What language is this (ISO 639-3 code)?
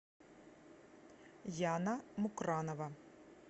rus